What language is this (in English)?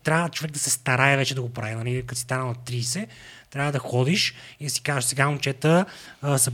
Bulgarian